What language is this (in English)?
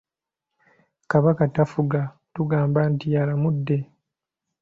Ganda